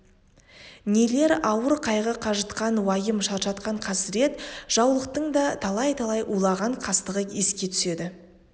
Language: Kazakh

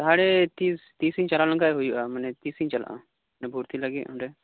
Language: Santali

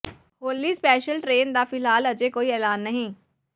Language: Punjabi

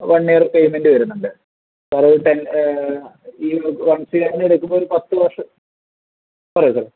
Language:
Malayalam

